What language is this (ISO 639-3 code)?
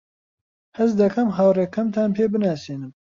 ckb